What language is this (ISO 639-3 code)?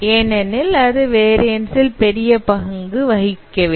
tam